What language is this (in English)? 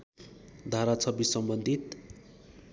Nepali